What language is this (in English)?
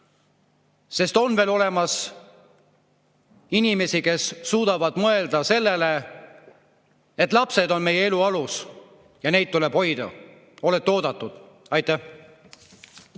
Estonian